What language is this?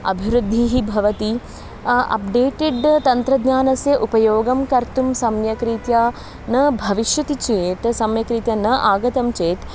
Sanskrit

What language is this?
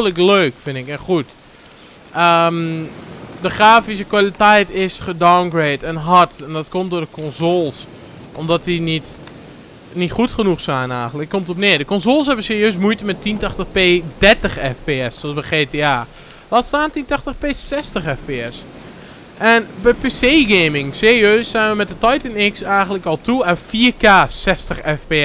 Dutch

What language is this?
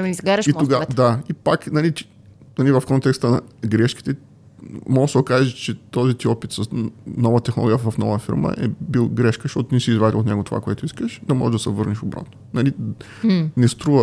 Bulgarian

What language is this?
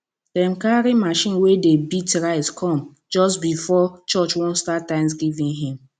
Nigerian Pidgin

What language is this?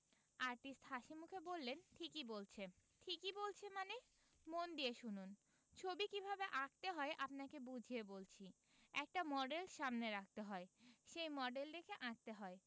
Bangla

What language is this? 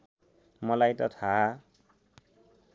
Nepali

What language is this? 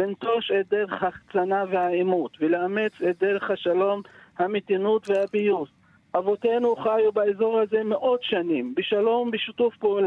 Hebrew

